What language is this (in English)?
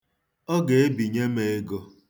Igbo